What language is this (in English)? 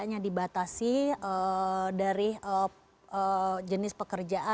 Indonesian